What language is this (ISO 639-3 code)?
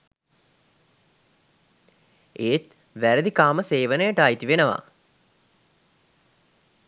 sin